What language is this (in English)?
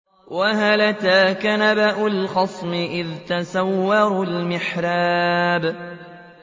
Arabic